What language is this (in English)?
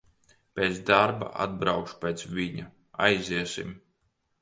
Latvian